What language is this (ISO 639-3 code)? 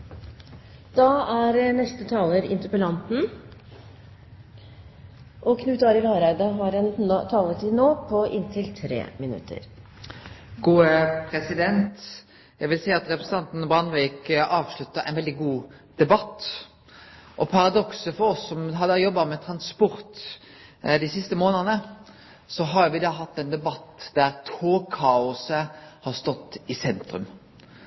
nor